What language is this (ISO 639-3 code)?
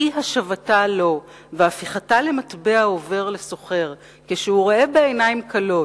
heb